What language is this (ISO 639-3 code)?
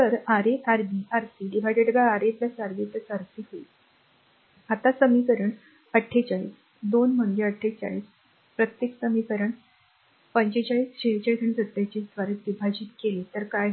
mar